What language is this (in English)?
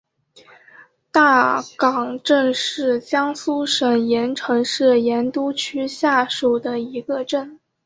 Chinese